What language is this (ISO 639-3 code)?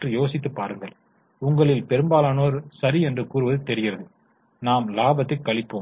tam